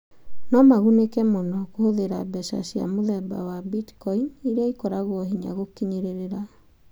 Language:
Kikuyu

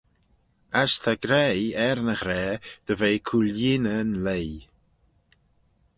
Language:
Manx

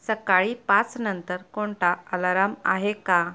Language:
Marathi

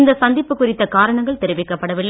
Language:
Tamil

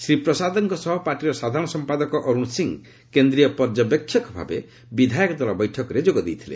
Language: Odia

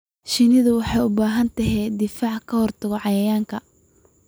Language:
Somali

